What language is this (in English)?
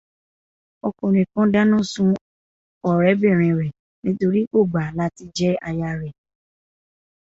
Yoruba